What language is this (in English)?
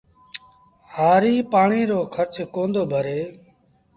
Sindhi Bhil